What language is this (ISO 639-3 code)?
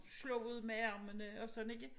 dan